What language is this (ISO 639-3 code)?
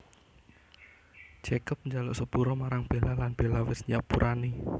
jav